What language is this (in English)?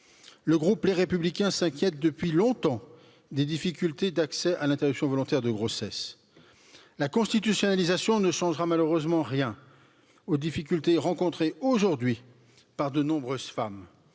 French